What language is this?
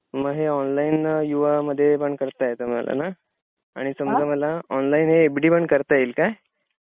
Marathi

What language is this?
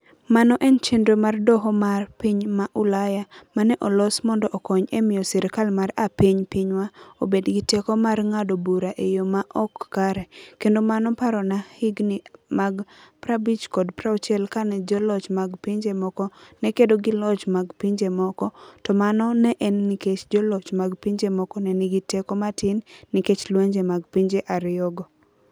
Luo (Kenya and Tanzania)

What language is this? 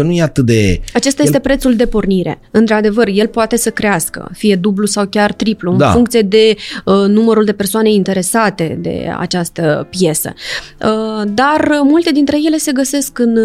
Romanian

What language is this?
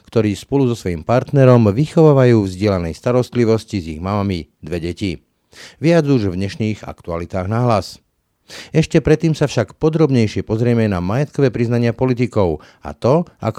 Slovak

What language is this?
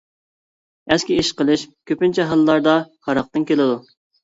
Uyghur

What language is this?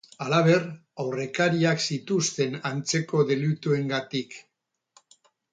Basque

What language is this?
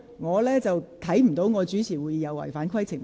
Cantonese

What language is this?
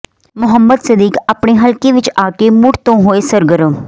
Punjabi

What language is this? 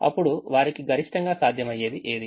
Telugu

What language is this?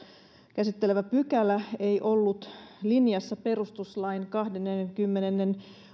Finnish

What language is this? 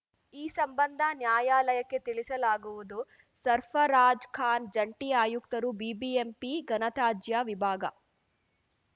Kannada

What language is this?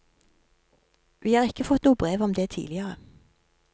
Norwegian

